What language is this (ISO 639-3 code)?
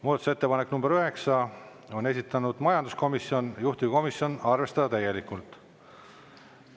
est